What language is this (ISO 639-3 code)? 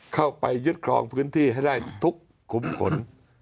tha